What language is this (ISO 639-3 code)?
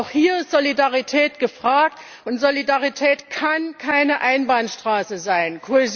deu